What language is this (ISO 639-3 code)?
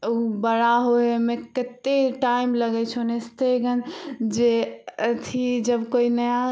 mai